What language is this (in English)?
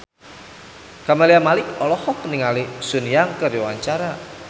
Sundanese